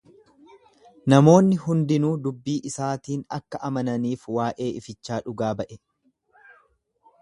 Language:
Oromo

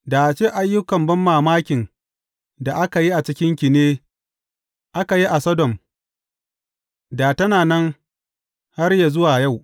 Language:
Hausa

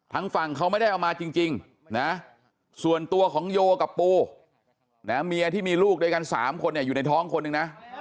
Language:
Thai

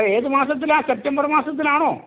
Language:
Malayalam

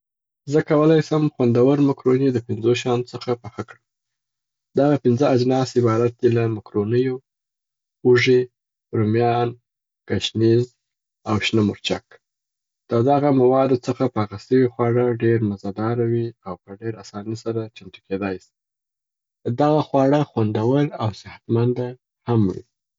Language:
Southern Pashto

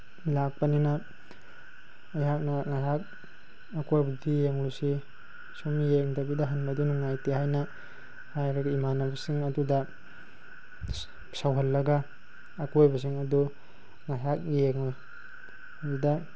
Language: Manipuri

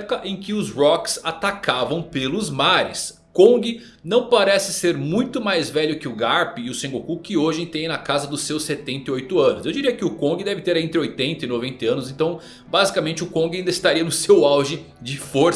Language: Portuguese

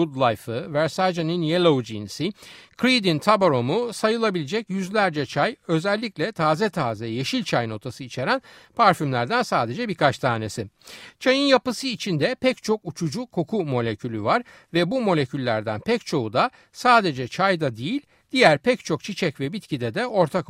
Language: Turkish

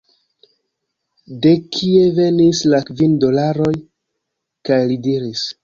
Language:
Esperanto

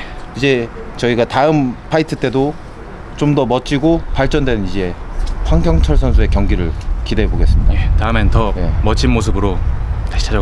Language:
Korean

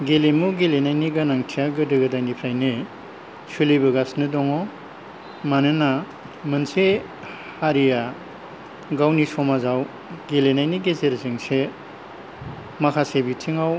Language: Bodo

